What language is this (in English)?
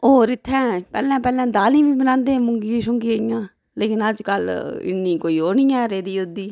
Dogri